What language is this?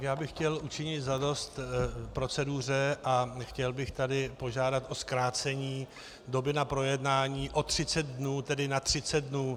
Czech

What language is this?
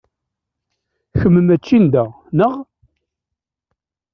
Kabyle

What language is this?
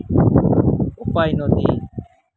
Santali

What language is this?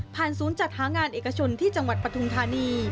Thai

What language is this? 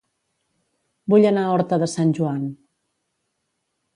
Catalan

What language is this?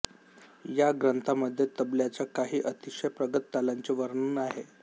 Marathi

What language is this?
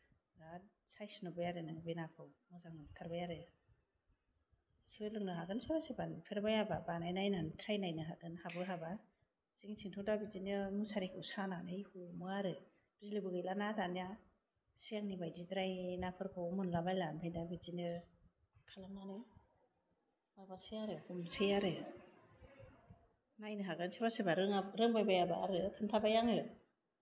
Bodo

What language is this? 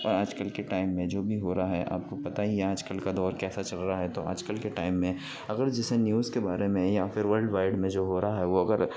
Urdu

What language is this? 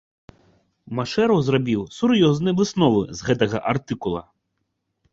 Belarusian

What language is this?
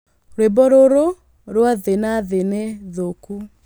Kikuyu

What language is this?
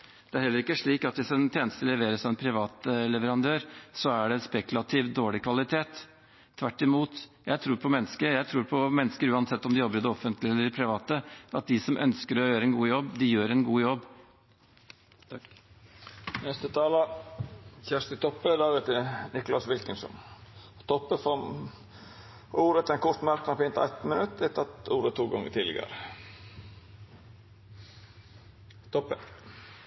Norwegian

